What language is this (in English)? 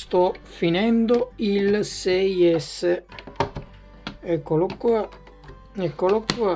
Italian